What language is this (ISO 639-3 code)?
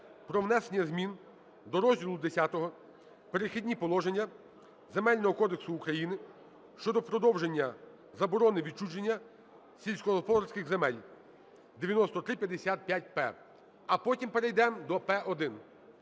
ukr